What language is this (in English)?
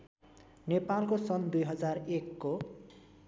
Nepali